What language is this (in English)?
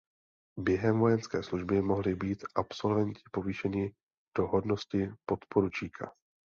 Czech